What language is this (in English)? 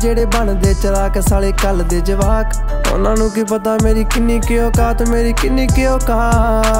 Hindi